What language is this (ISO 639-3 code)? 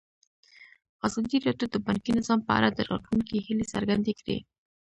pus